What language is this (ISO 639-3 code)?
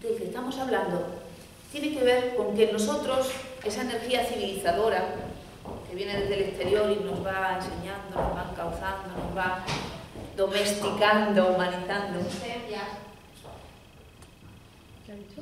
spa